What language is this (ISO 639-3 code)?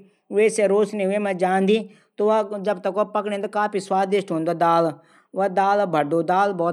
gbm